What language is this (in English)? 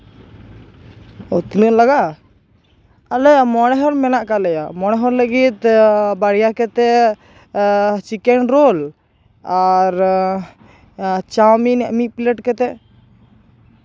Santali